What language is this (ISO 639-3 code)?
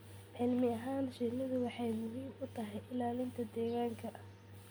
som